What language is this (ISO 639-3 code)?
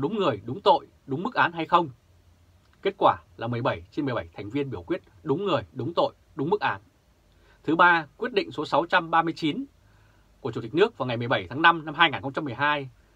vie